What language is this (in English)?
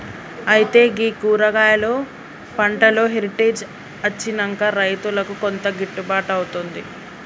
Telugu